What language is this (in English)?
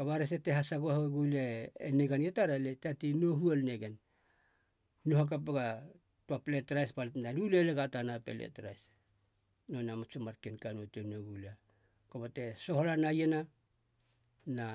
Halia